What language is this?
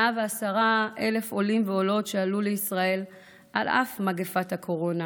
Hebrew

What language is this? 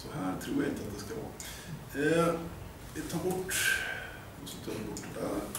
Swedish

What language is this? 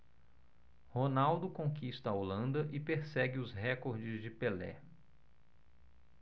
Portuguese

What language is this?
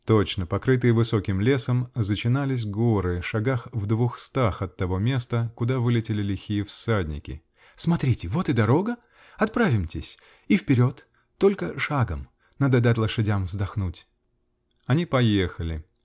Russian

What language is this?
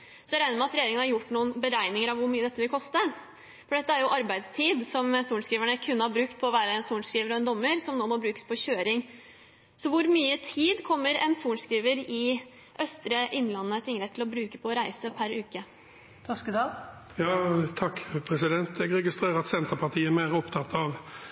Norwegian Bokmål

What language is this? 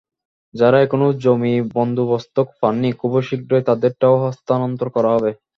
Bangla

